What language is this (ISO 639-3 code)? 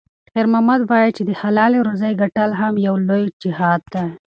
pus